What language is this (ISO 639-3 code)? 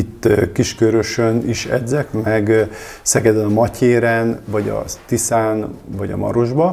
hun